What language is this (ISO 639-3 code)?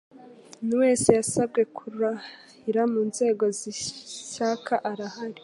kin